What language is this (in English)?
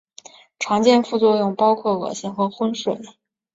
Chinese